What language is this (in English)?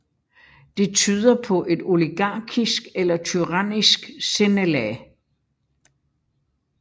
Danish